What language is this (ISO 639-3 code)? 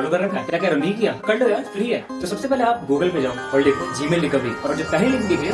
hin